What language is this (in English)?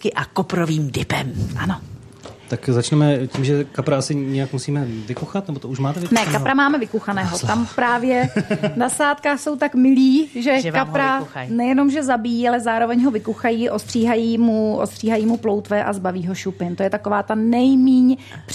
Czech